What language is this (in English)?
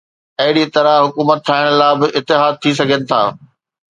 Sindhi